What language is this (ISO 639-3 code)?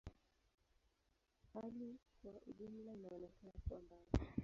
swa